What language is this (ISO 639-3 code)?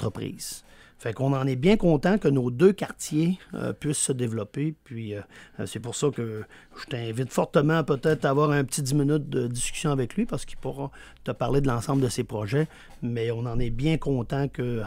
fra